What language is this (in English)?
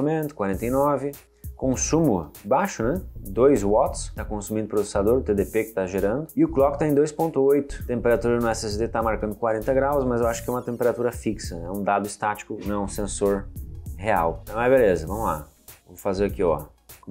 Portuguese